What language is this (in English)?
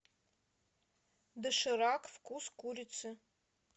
Russian